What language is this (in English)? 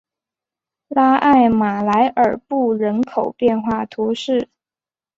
Chinese